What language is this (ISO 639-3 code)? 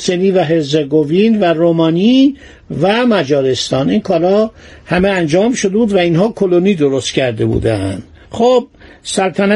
fas